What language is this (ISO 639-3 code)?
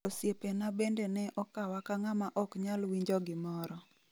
luo